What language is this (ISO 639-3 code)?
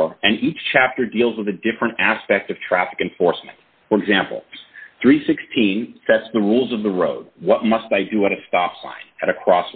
eng